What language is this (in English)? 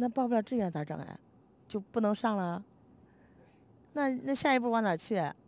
Chinese